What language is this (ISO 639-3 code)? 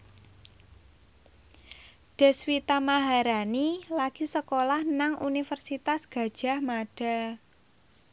jav